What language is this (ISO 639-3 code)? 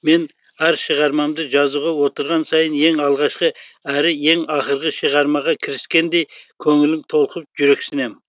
kaz